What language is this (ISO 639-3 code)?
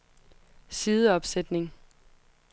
dan